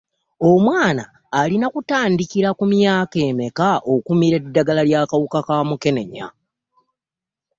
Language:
Ganda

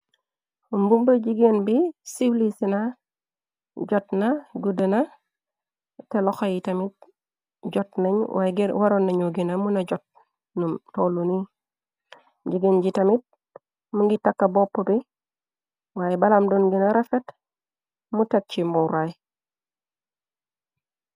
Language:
Wolof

